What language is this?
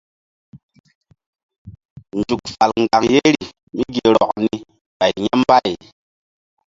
Mbum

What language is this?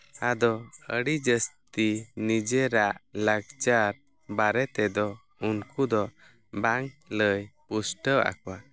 Santali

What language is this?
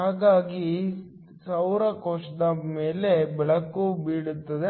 Kannada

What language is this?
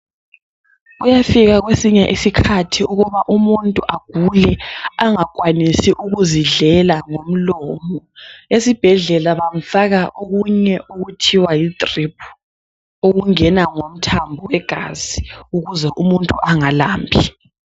North Ndebele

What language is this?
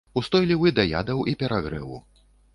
Belarusian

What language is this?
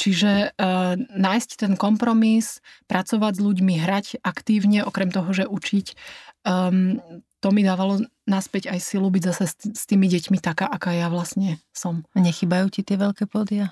Slovak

